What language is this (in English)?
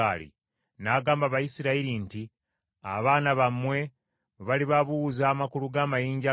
Ganda